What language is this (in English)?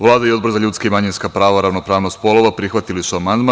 Serbian